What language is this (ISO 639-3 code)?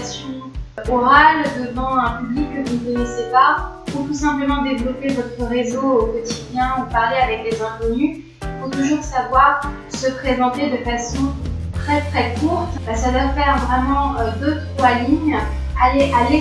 fra